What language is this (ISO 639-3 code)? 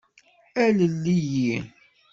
kab